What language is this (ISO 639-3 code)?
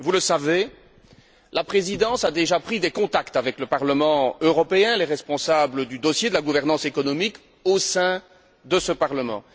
fra